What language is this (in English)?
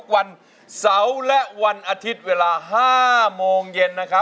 Thai